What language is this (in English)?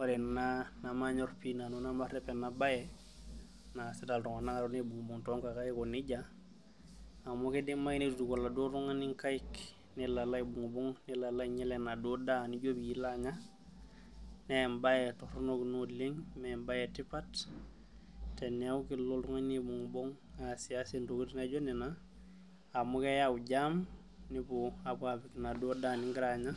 Masai